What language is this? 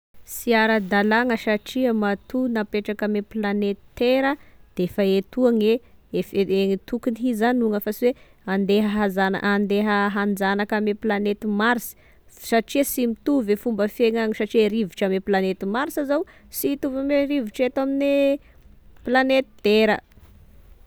Tesaka Malagasy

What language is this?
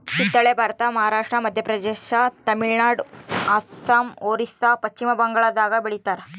Kannada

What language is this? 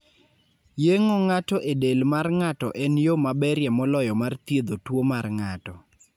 Luo (Kenya and Tanzania)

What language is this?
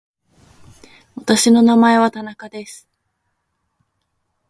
Japanese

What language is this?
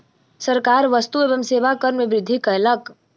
Maithili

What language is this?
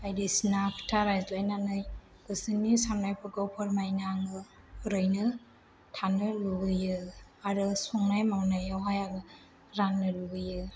Bodo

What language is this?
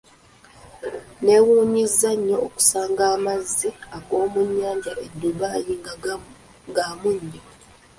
Ganda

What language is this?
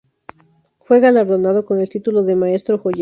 Spanish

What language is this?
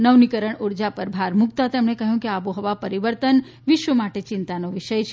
Gujarati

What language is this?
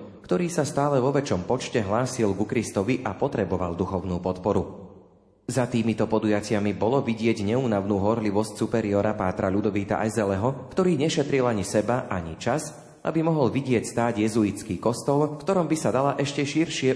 Slovak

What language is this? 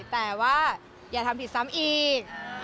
Thai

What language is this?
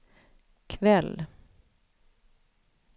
Swedish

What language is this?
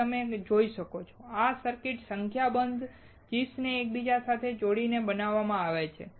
Gujarati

